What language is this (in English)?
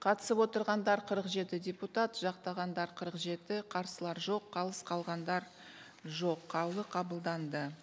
Kazakh